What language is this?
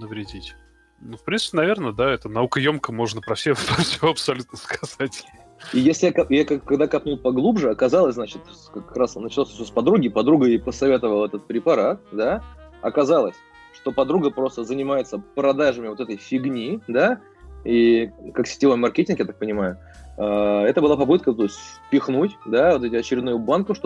Russian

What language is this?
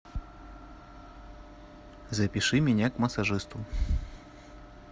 Russian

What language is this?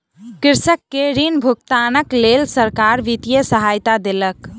Maithili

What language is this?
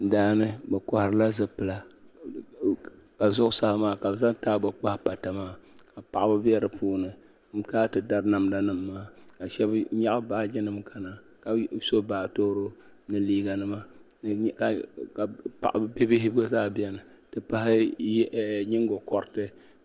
Dagbani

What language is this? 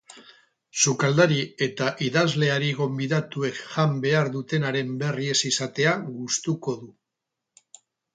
Basque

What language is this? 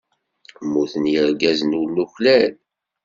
Kabyle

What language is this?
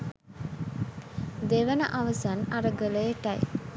Sinhala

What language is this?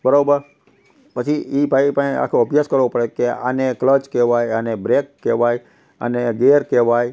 Gujarati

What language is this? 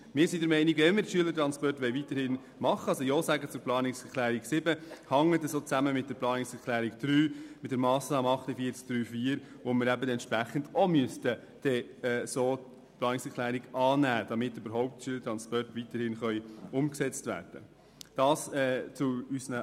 Swiss German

